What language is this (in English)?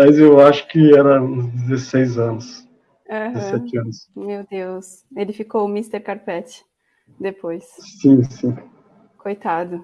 Portuguese